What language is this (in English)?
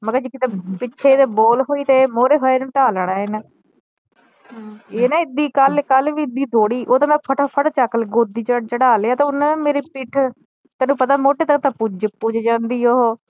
Punjabi